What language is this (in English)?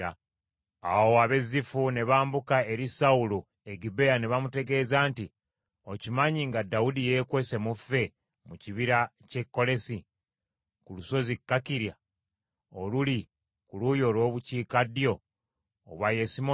Ganda